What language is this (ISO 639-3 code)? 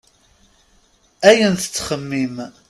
kab